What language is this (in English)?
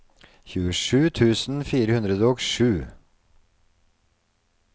Norwegian